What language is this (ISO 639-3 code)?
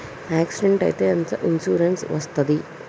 tel